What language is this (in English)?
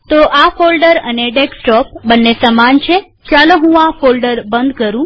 Gujarati